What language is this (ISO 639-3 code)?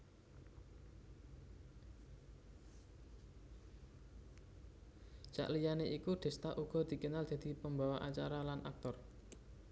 jav